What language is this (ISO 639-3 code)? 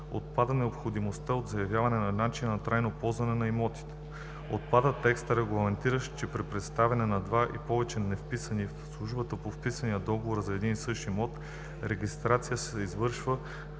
bul